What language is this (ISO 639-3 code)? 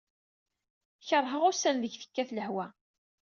kab